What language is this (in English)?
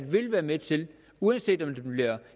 Danish